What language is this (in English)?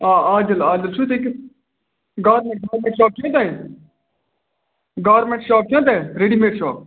Kashmiri